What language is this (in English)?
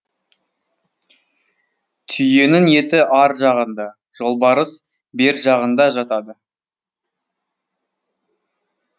Kazakh